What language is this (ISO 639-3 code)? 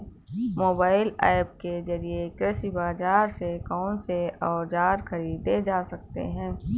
hin